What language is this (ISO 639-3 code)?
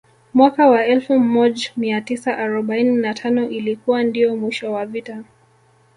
swa